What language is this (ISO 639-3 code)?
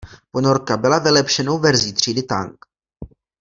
ces